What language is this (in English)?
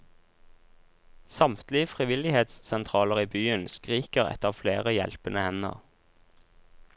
Norwegian